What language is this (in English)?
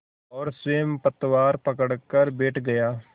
Hindi